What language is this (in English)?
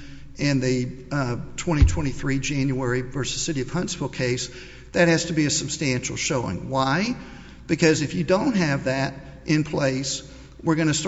English